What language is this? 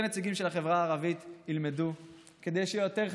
Hebrew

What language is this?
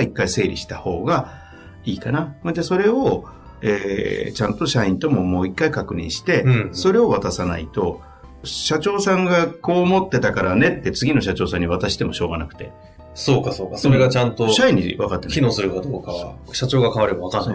Japanese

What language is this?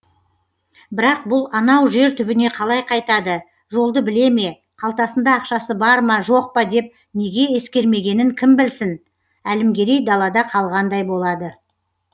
Kazakh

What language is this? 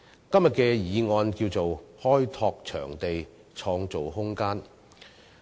Cantonese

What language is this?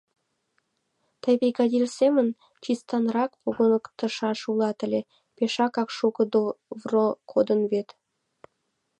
Mari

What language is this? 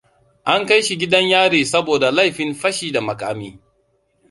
Hausa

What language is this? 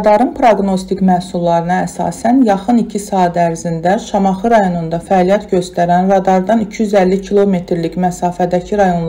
Turkish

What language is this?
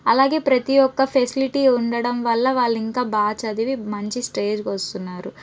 Telugu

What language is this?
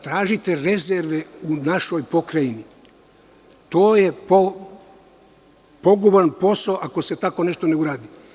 Serbian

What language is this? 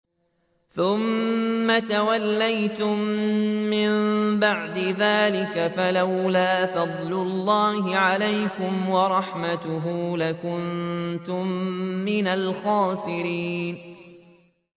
Arabic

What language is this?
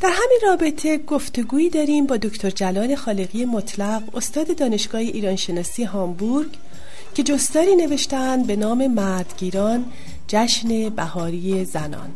Persian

